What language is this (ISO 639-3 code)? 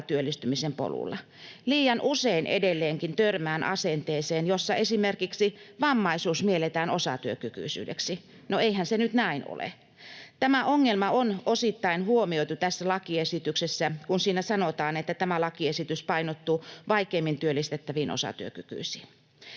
fin